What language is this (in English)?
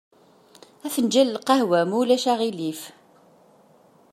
Kabyle